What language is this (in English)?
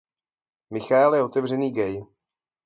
Czech